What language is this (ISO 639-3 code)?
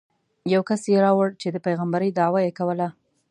pus